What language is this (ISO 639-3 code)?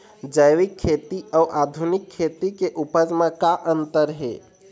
hne